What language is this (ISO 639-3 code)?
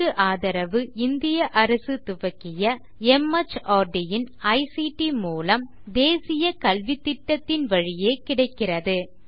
tam